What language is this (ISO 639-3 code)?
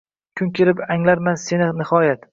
uzb